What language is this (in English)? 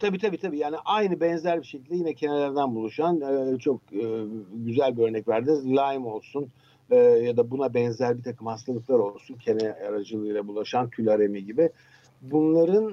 Turkish